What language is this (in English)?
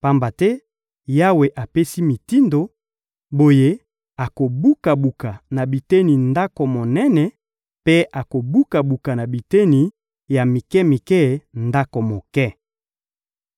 Lingala